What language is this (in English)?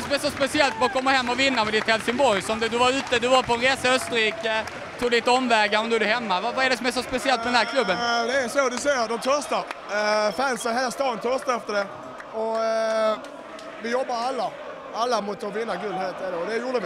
Swedish